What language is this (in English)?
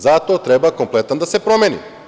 Serbian